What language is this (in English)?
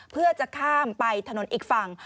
Thai